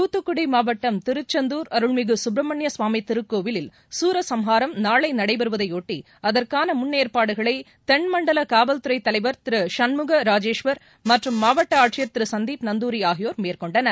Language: Tamil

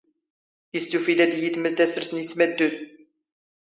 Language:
Standard Moroccan Tamazight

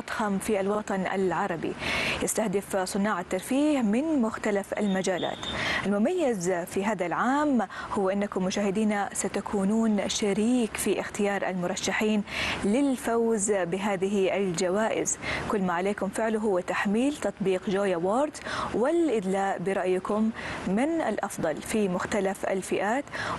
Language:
Arabic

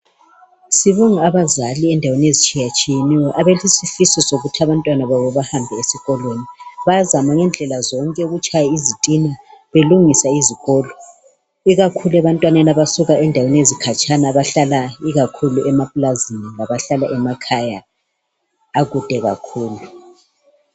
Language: North Ndebele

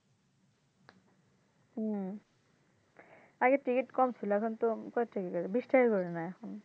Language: Bangla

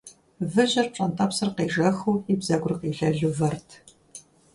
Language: Kabardian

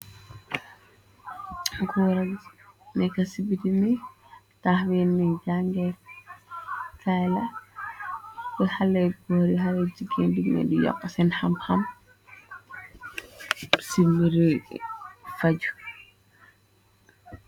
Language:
Wolof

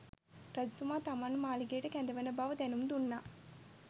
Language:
Sinhala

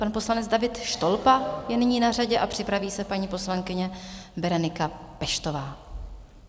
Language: Czech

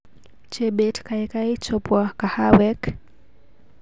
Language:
Kalenjin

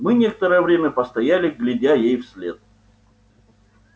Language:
Russian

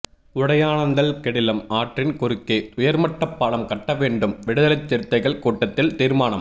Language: Tamil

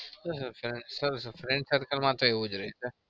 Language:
Gujarati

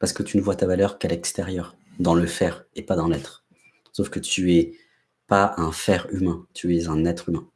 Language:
French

